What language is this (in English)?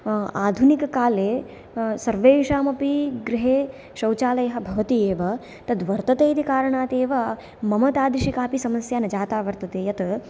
Sanskrit